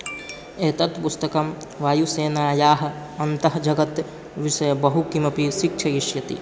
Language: Sanskrit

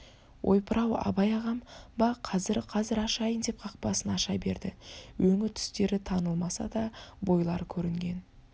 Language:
Kazakh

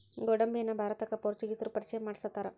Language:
Kannada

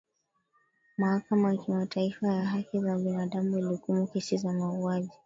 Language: Swahili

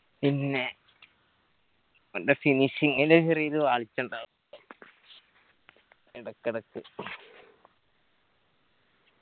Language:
Malayalam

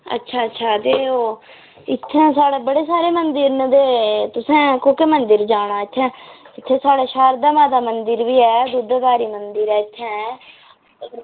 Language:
Dogri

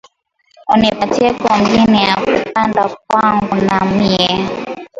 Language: Swahili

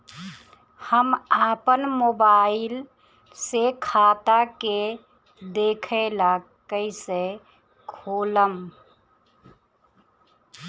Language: Bhojpuri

